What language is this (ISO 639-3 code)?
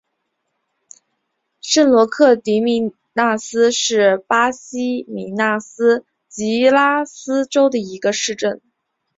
zho